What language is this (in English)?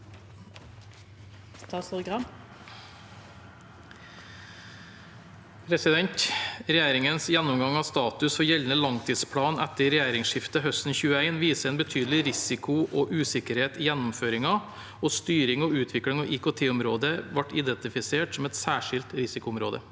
Norwegian